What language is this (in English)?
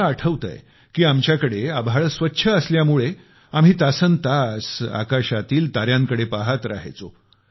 Marathi